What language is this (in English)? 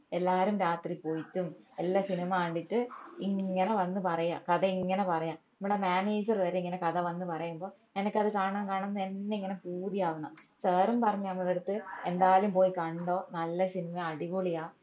Malayalam